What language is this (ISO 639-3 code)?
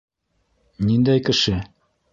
bak